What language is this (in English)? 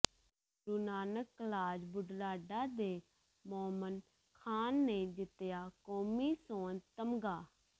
Punjabi